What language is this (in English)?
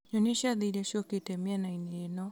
Kikuyu